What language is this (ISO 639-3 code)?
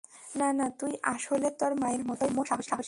ben